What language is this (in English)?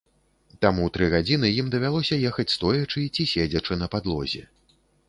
Belarusian